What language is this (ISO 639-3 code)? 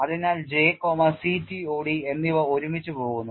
mal